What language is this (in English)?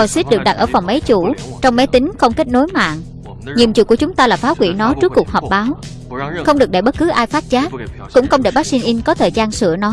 Vietnamese